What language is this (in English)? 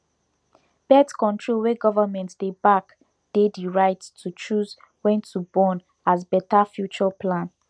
Nigerian Pidgin